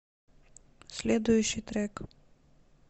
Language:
Russian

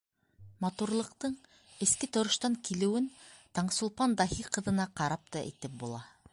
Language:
Bashkir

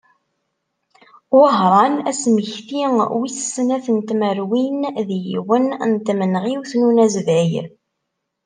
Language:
Kabyle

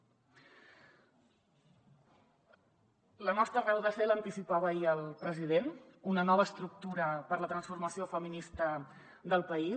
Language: Catalan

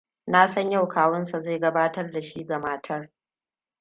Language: Hausa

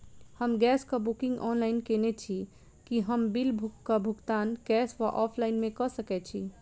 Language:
Maithili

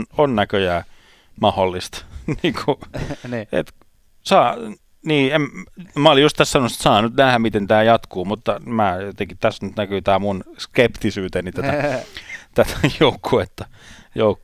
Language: Finnish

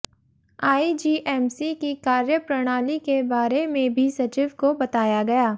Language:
Hindi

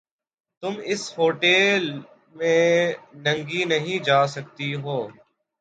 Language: Urdu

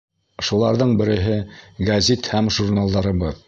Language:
Bashkir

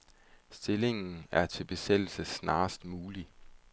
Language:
Danish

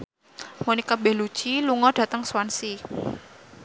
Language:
Javanese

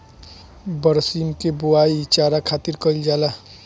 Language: Bhojpuri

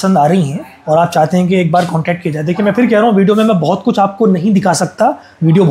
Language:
Hindi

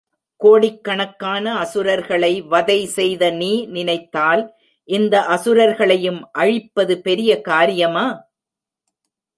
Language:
Tamil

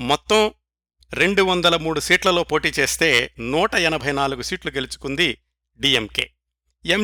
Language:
Telugu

